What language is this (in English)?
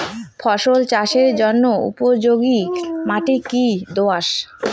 Bangla